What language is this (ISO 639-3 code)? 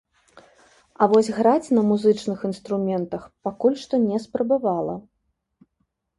bel